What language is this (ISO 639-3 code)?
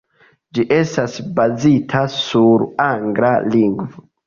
epo